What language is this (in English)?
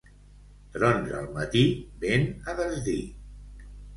Catalan